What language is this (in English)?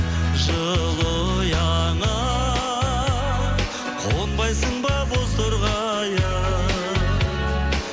Kazakh